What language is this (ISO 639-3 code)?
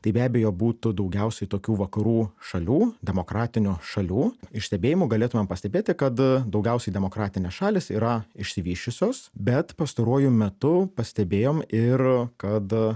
lit